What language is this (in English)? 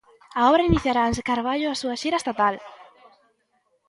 Galician